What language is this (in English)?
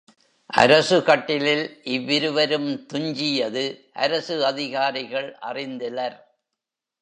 Tamil